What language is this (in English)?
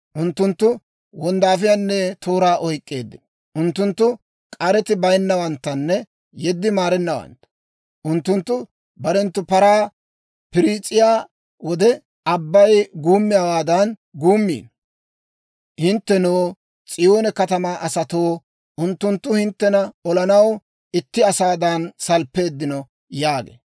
Dawro